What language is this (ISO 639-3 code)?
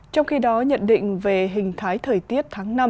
vie